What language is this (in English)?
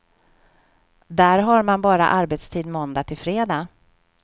Swedish